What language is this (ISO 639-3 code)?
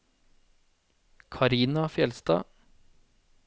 nor